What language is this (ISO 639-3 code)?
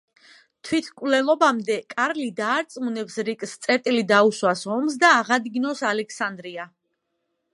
kat